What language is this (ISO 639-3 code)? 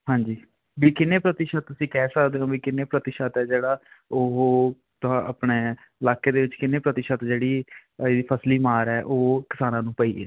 pan